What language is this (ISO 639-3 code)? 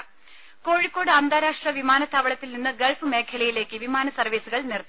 mal